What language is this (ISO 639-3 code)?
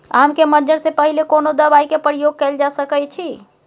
mai